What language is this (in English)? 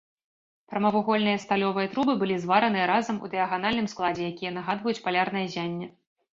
Belarusian